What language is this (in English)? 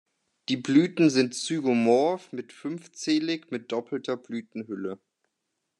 German